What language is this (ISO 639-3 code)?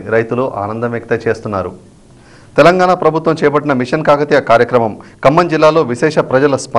ron